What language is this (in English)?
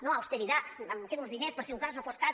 Catalan